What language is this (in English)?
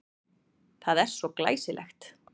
Icelandic